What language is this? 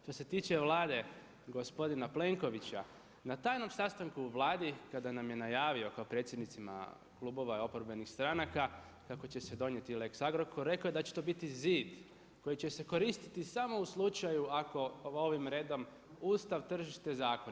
Croatian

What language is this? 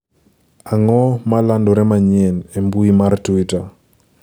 Luo (Kenya and Tanzania)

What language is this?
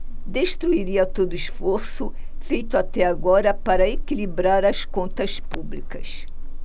Portuguese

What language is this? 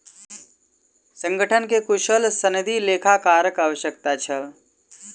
Maithili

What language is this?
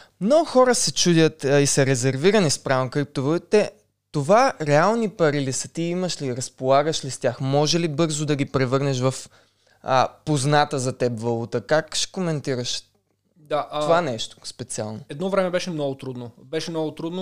Bulgarian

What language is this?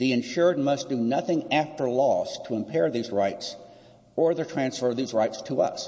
English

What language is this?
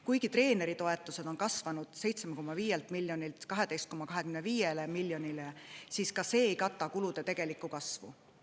Estonian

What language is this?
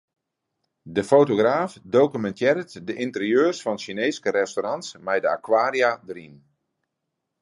Western Frisian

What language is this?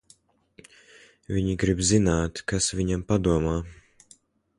Latvian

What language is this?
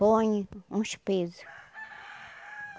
Portuguese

